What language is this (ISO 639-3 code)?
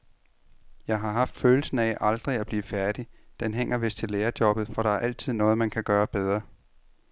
dan